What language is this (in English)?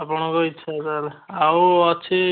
Odia